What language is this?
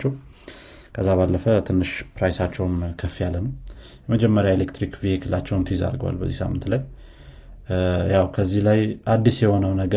Amharic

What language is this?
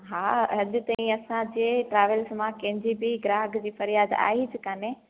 Sindhi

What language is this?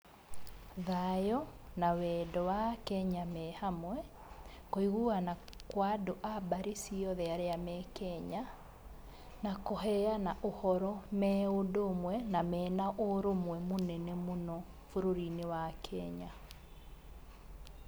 Kikuyu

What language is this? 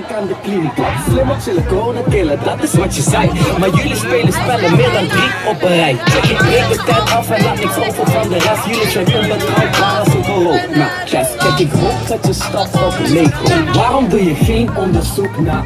Dutch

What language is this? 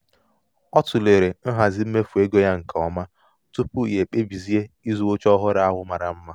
Igbo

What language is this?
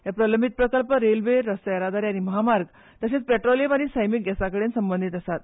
Konkani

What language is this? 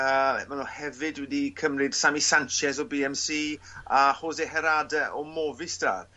Welsh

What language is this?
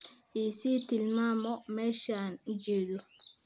Somali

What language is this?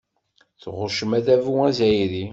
Kabyle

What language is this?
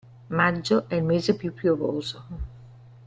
Italian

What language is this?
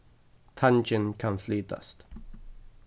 Faroese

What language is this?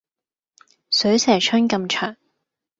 Cantonese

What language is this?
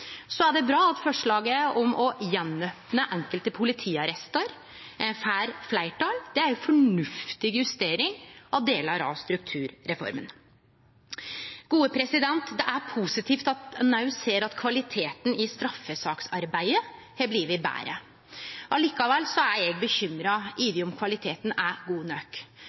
Norwegian Nynorsk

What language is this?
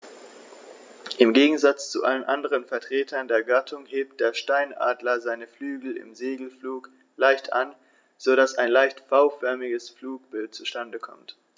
German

